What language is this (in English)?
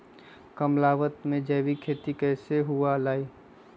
Magahi